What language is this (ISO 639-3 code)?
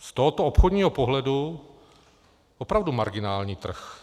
ces